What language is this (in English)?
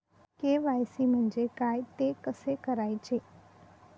Marathi